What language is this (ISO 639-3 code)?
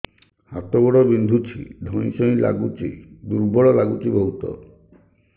ori